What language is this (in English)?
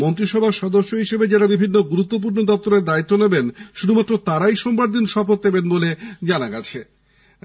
Bangla